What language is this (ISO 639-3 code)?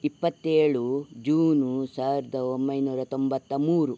kan